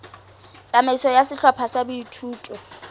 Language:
Southern Sotho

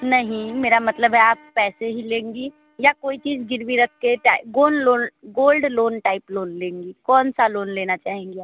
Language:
Hindi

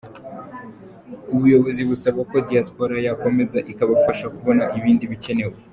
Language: Kinyarwanda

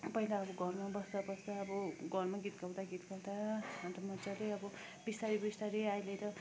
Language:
Nepali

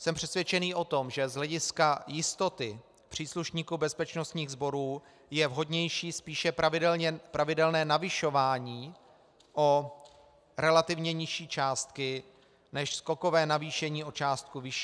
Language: Czech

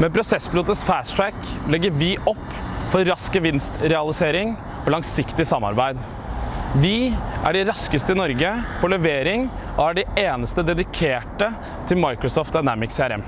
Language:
Norwegian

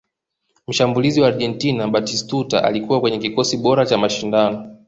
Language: Swahili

